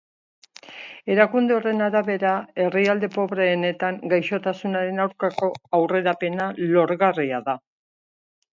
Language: Basque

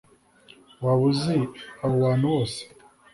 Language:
Kinyarwanda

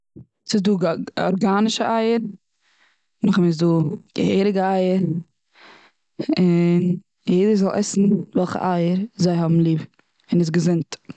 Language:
Yiddish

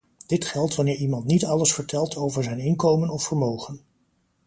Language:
Dutch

